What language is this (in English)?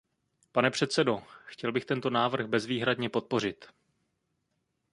Czech